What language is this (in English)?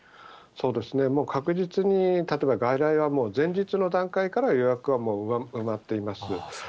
Japanese